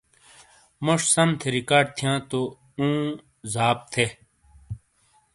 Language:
Shina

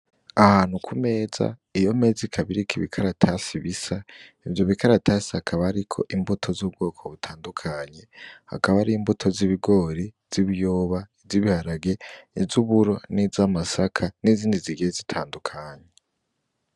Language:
Rundi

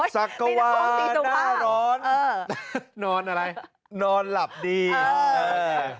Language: Thai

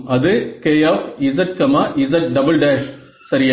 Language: Tamil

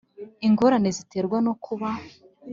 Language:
Kinyarwanda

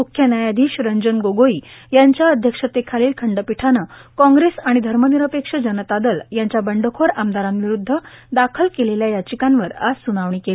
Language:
Marathi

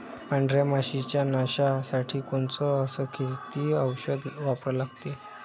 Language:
Marathi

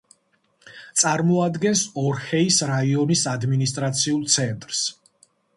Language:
Georgian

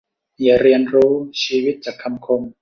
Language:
Thai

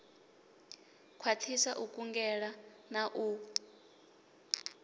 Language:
Venda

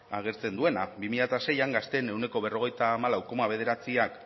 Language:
Basque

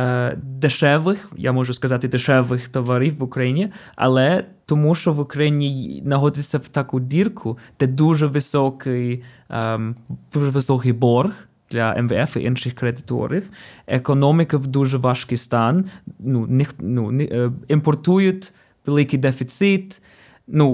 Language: Ukrainian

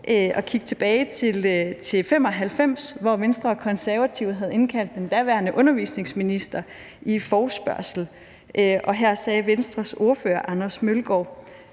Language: Danish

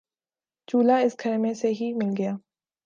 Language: Urdu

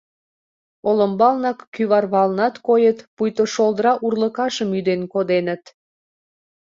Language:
Mari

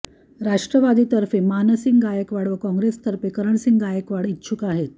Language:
Marathi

